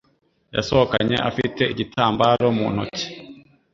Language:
Kinyarwanda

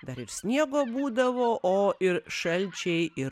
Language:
Lithuanian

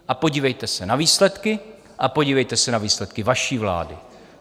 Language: Czech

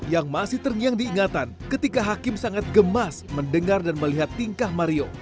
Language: Indonesian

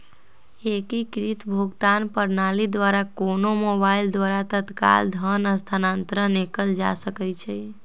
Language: Magahi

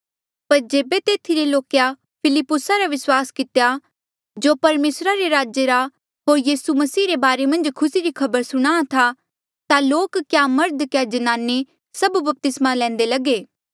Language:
Mandeali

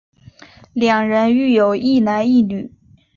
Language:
Chinese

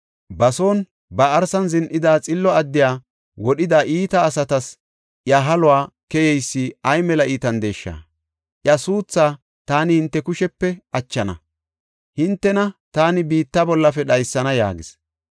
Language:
Gofa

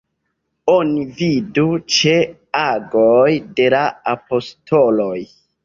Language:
Esperanto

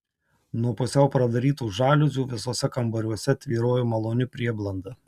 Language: Lithuanian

